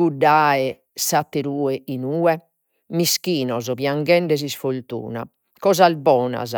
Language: Sardinian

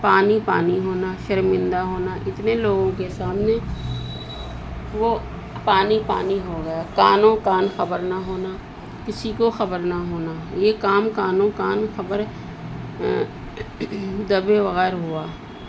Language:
Urdu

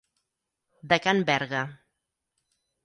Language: Catalan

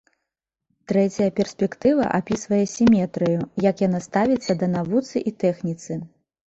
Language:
Belarusian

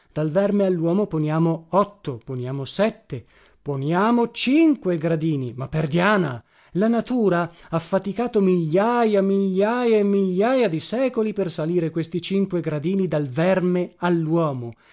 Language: Italian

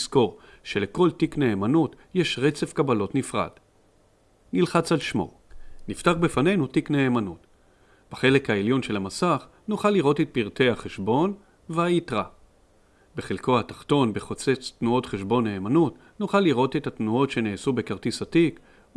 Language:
Hebrew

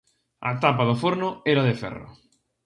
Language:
Galician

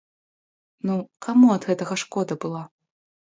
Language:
Belarusian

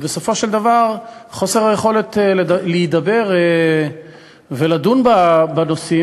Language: Hebrew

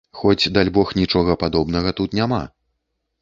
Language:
Belarusian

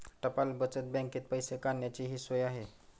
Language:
Marathi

